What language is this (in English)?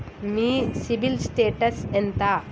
Telugu